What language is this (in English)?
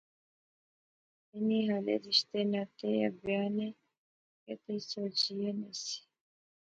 Pahari-Potwari